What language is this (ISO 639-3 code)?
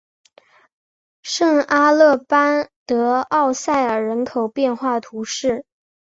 zho